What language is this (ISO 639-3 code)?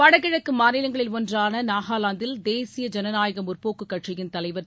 tam